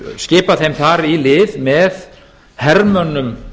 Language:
Icelandic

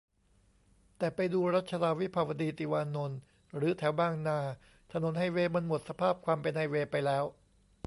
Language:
Thai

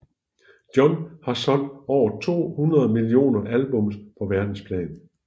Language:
Danish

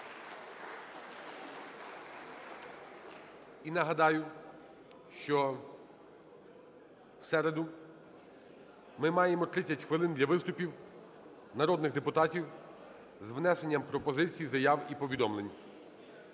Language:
Ukrainian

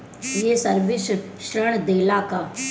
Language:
Bhojpuri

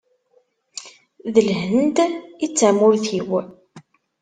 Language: Kabyle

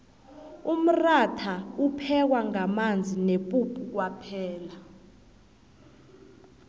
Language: South Ndebele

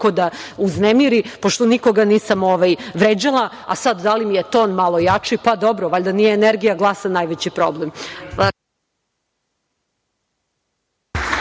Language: Serbian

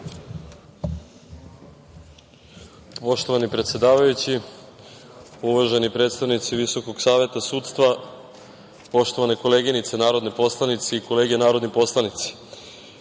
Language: Serbian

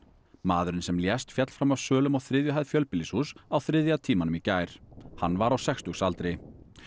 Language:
Icelandic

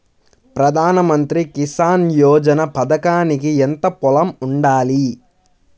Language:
Telugu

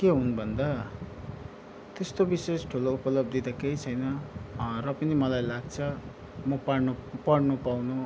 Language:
Nepali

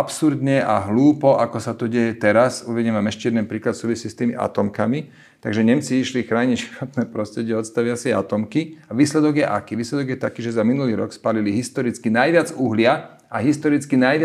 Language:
Slovak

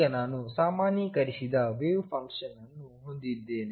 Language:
Kannada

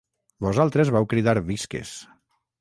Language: Catalan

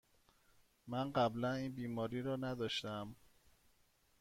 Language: Persian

